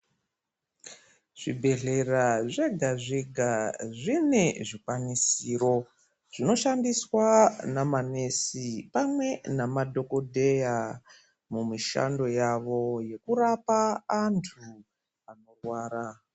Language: Ndau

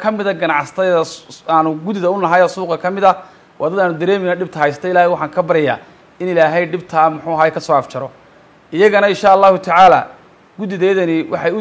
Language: Arabic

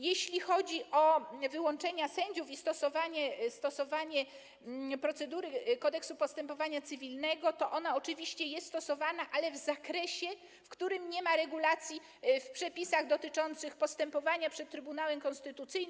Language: Polish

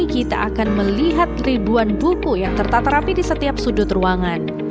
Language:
Indonesian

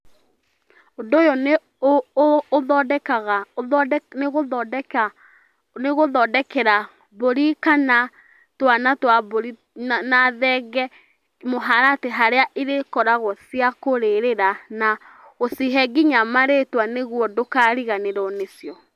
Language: Kikuyu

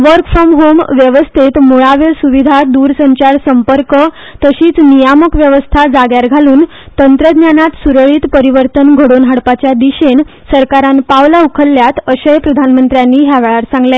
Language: Konkani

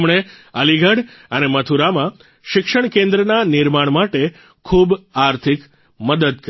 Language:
Gujarati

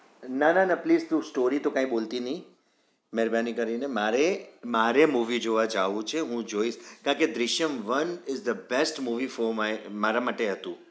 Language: Gujarati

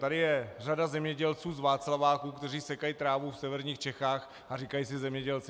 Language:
Czech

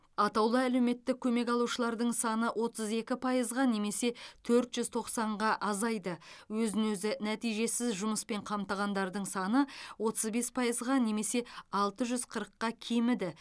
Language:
Kazakh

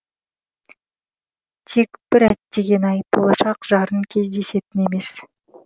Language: Kazakh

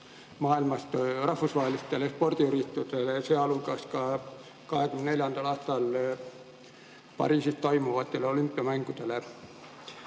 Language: Estonian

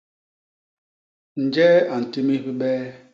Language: Basaa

